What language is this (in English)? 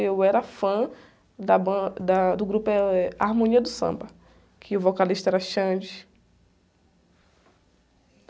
Portuguese